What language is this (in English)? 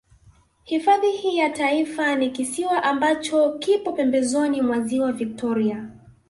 Swahili